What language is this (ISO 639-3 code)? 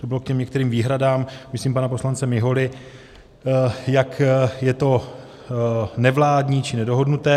ces